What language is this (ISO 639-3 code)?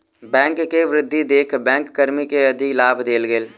mai